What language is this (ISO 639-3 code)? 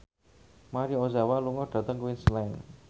jav